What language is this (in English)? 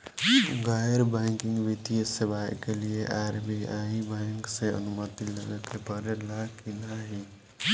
Bhojpuri